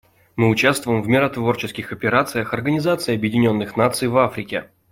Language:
Russian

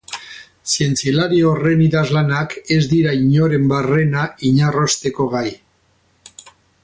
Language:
Basque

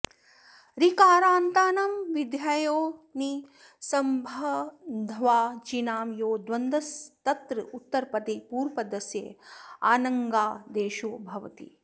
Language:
Sanskrit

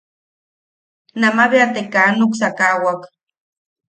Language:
Yaqui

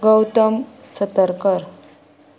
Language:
Konkani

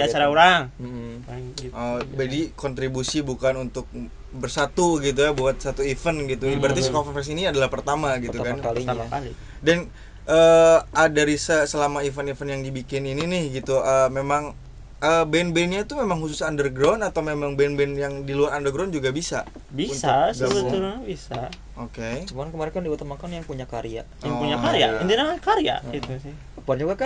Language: Indonesian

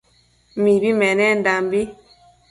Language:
Matsés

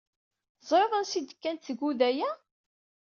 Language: Kabyle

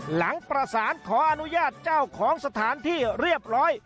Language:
Thai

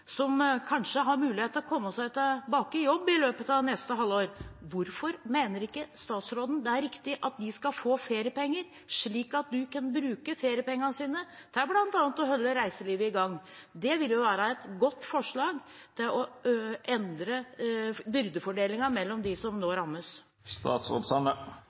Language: Norwegian Bokmål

